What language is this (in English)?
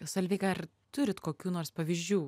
Lithuanian